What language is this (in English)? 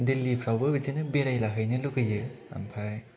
Bodo